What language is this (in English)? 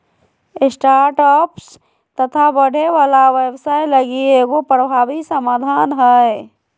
Magahi